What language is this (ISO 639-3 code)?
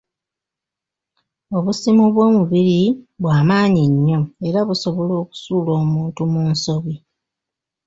lug